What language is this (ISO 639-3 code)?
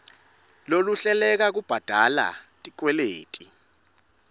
ssw